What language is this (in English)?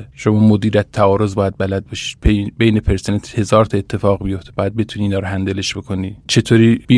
Persian